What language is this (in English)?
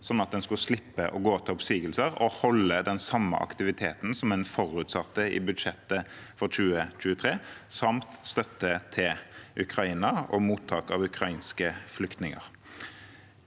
Norwegian